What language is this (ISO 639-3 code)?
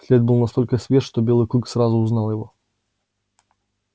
rus